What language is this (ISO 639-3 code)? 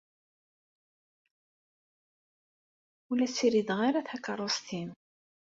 kab